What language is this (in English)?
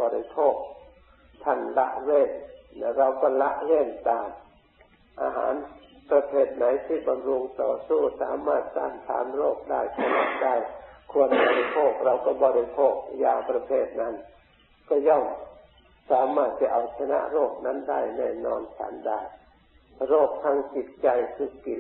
Thai